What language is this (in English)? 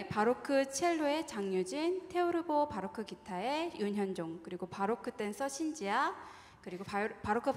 Korean